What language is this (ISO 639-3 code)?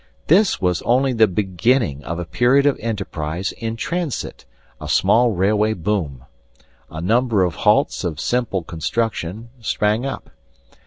eng